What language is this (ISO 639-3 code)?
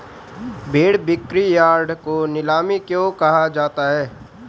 hin